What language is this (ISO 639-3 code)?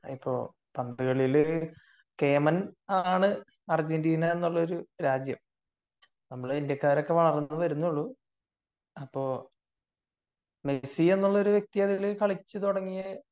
mal